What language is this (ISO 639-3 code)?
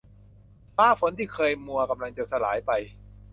tha